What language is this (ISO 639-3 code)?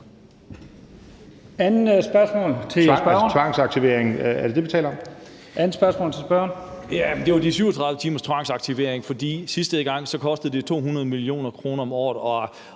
dan